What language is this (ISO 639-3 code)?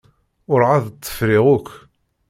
kab